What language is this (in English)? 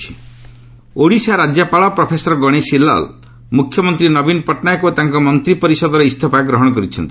Odia